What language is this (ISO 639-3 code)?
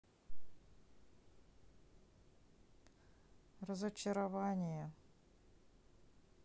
rus